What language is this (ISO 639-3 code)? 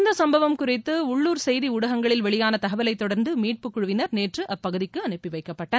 tam